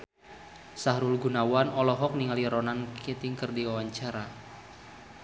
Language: Sundanese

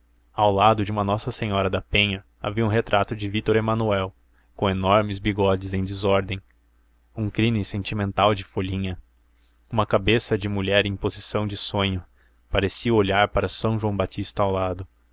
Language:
Portuguese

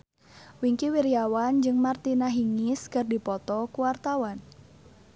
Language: Sundanese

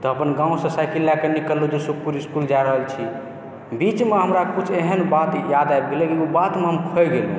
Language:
Maithili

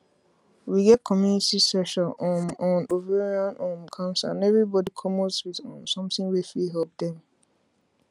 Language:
Nigerian Pidgin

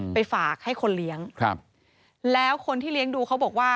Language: Thai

